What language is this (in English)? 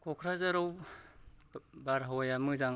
Bodo